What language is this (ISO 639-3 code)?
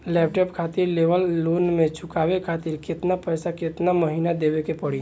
bho